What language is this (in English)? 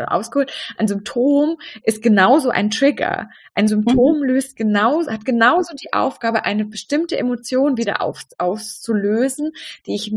German